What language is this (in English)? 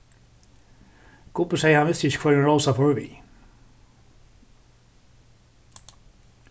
Faroese